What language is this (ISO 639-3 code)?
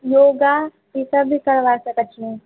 mai